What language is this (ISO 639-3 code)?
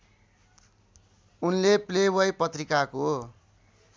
nep